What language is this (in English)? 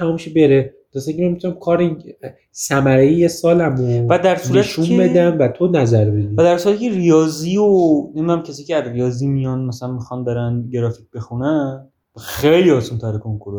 Persian